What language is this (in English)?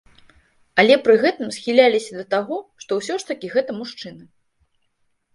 Belarusian